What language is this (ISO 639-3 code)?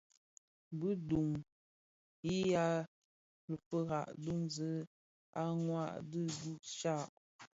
ksf